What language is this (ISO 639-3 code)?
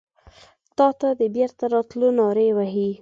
pus